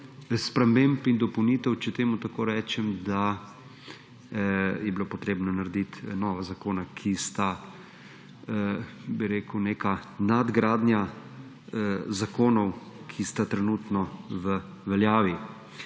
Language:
Slovenian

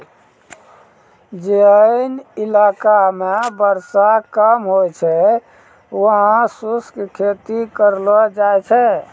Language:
Maithili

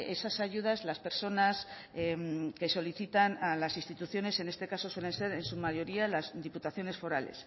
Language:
Spanish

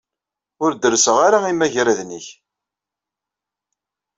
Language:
Kabyle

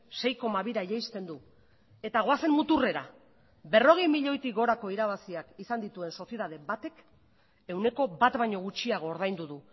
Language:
Basque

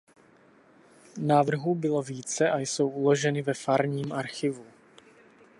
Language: Czech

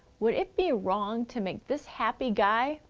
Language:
English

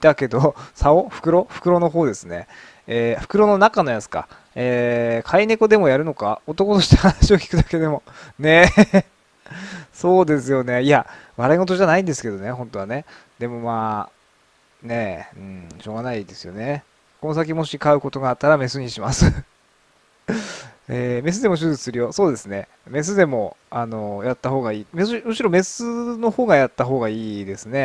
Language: Japanese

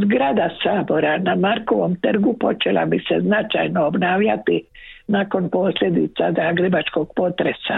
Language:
Croatian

